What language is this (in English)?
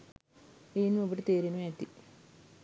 Sinhala